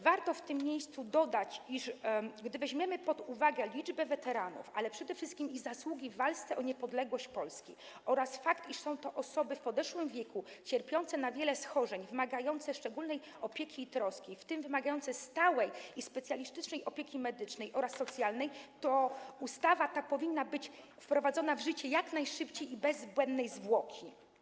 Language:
Polish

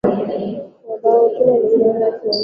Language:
Swahili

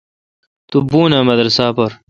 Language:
Kalkoti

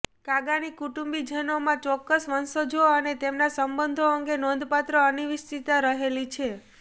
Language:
Gujarati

